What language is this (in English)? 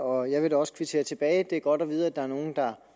Danish